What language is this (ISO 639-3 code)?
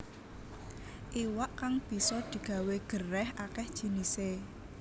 jav